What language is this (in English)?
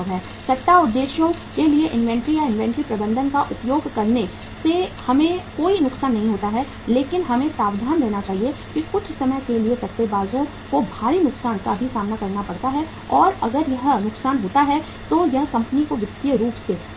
Hindi